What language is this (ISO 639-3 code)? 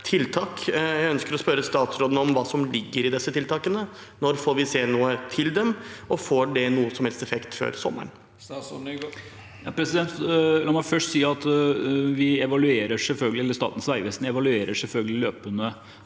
nor